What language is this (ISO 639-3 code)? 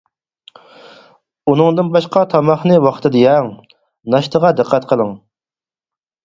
uig